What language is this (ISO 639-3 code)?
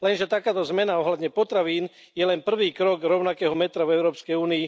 slk